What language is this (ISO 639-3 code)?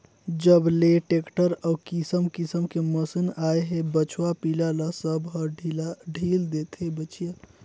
hne